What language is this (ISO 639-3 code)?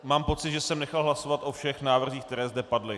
ces